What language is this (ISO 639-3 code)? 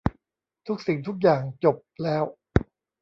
tha